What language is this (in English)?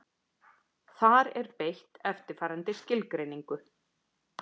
Icelandic